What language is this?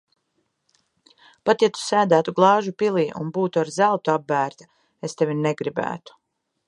Latvian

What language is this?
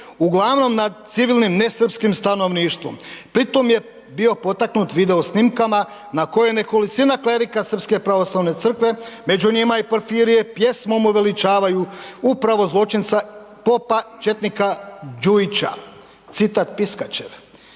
Croatian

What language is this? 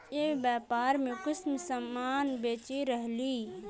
Magahi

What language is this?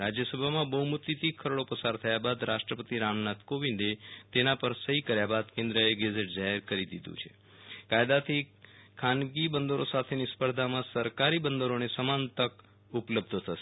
Gujarati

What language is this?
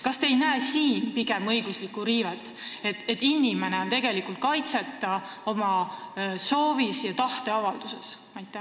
Estonian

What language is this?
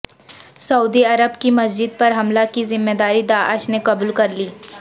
Urdu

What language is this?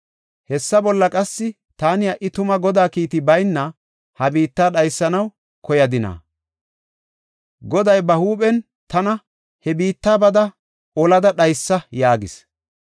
Gofa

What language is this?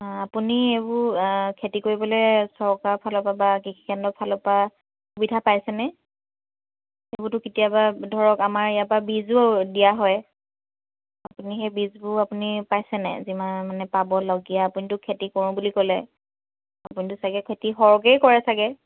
Assamese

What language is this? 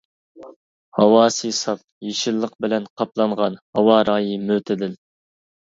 Uyghur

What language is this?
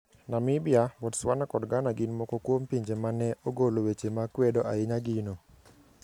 Luo (Kenya and Tanzania)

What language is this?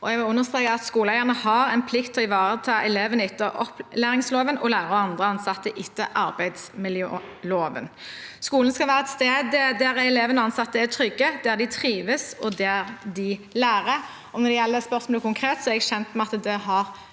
Norwegian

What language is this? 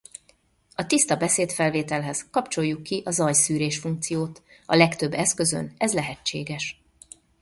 Hungarian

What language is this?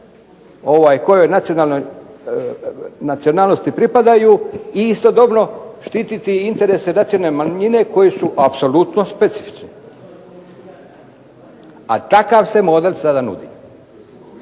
Croatian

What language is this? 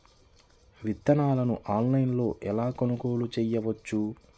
Telugu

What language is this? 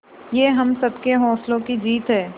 Hindi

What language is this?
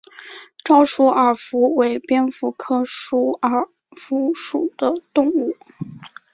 Chinese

